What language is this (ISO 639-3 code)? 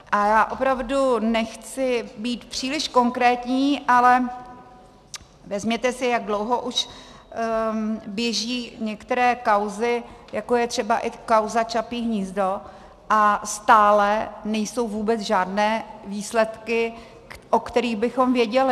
ces